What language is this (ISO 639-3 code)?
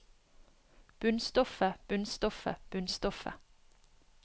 nor